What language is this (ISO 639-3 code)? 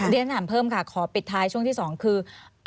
tha